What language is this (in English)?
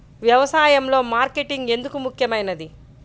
Telugu